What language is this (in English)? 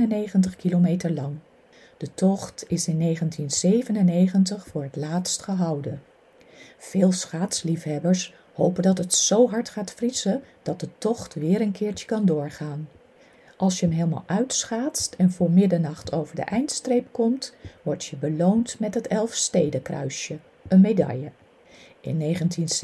Dutch